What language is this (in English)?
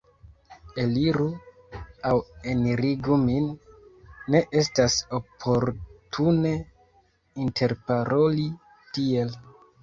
Esperanto